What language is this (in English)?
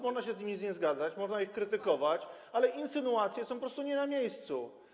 Polish